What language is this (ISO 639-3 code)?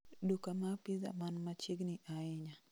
luo